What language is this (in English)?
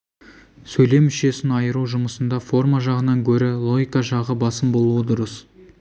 Kazakh